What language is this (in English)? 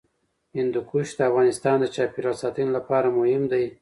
Pashto